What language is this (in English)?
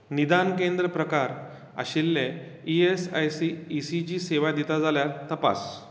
Konkani